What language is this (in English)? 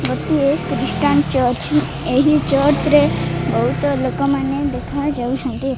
Odia